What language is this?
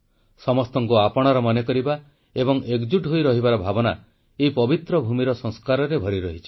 Odia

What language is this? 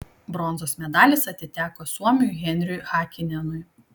Lithuanian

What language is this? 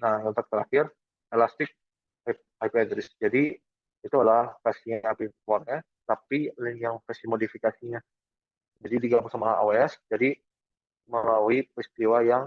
Indonesian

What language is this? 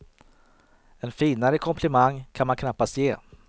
Swedish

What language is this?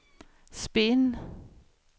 Swedish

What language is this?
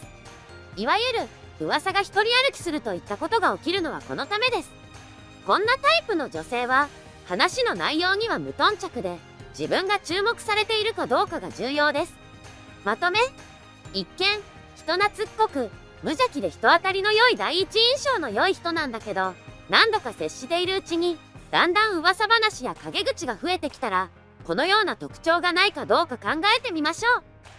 Japanese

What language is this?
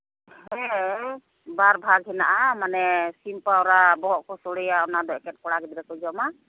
Santali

